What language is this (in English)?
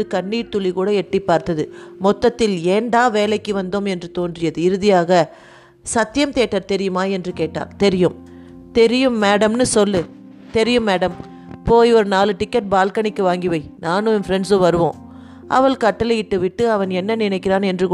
Tamil